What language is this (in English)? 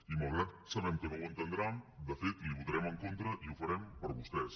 Catalan